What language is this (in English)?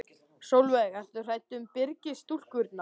Icelandic